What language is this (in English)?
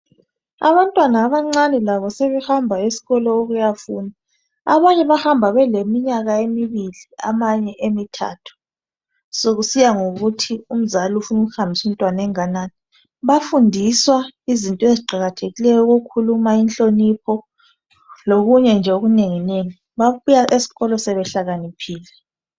North Ndebele